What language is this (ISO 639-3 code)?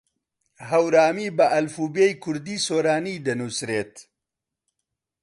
ckb